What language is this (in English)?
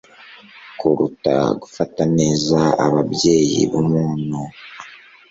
Kinyarwanda